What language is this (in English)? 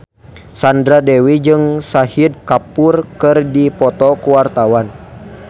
Sundanese